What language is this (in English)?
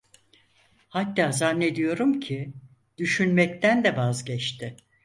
Turkish